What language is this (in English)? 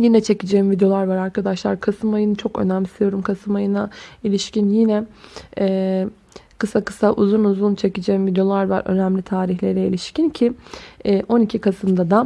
Turkish